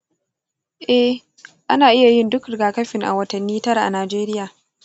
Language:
Hausa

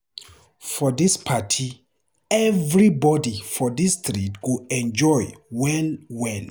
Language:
Nigerian Pidgin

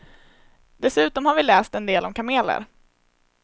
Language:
Swedish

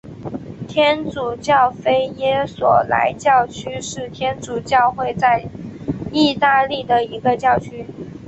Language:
Chinese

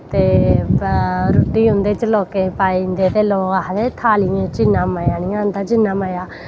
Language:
Dogri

